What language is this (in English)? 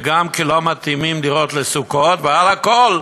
Hebrew